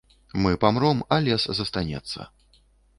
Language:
Belarusian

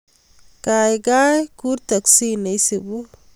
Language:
Kalenjin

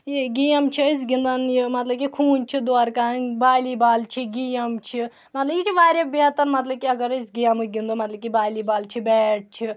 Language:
Kashmiri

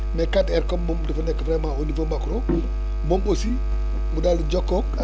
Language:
Wolof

